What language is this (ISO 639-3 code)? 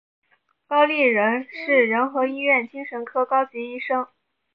zho